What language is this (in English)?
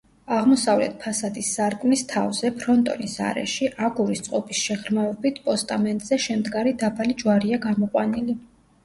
Georgian